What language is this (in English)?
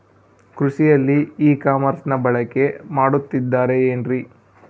Kannada